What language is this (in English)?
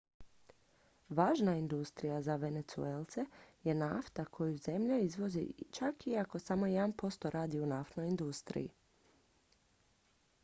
Croatian